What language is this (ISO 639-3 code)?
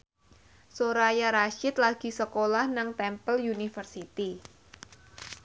jav